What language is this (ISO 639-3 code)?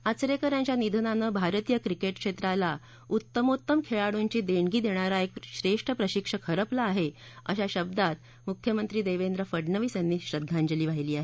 mar